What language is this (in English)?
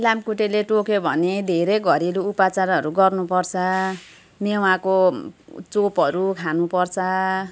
Nepali